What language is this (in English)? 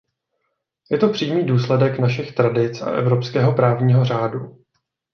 Czech